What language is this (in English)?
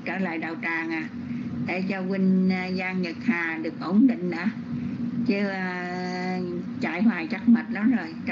Vietnamese